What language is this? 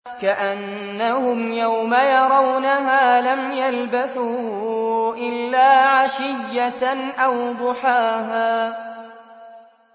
Arabic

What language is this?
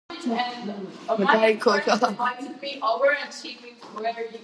Georgian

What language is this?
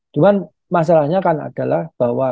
Indonesian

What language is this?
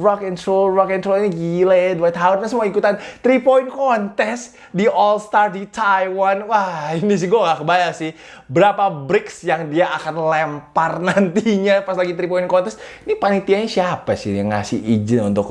Indonesian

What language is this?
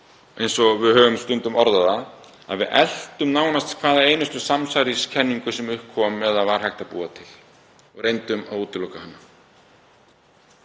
Icelandic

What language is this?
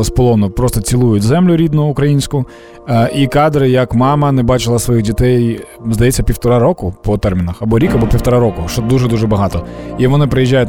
Ukrainian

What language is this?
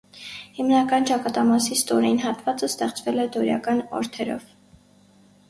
Armenian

